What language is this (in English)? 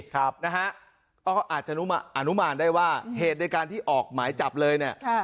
Thai